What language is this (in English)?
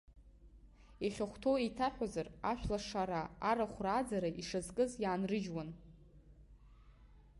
Abkhazian